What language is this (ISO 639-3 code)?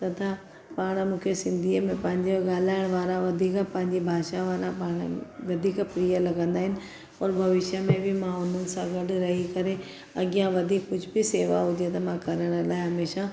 snd